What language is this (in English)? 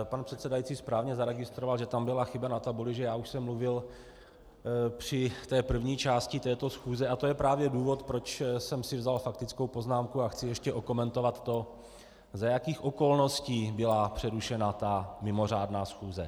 Czech